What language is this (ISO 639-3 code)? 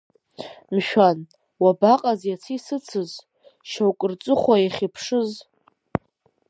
abk